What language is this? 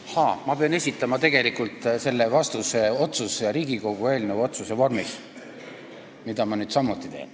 Estonian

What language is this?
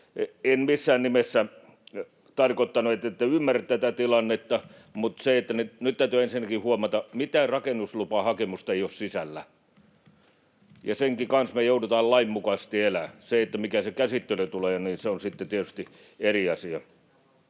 Finnish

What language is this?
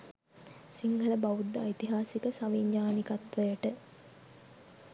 Sinhala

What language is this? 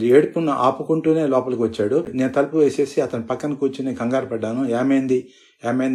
Telugu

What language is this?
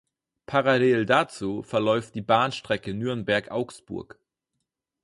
German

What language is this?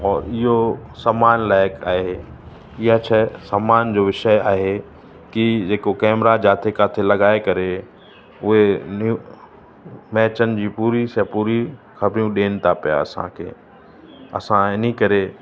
Sindhi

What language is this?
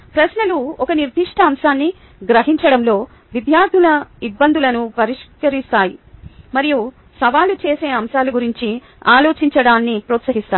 Telugu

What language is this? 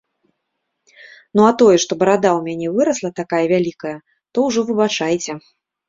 Belarusian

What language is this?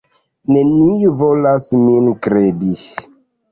Esperanto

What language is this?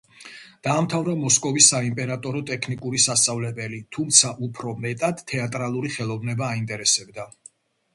Georgian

